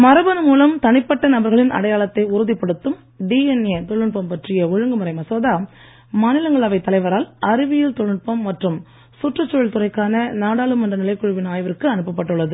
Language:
Tamil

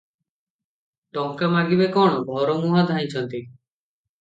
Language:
Odia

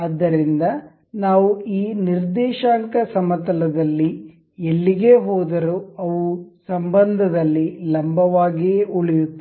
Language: Kannada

